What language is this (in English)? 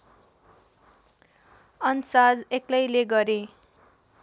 Nepali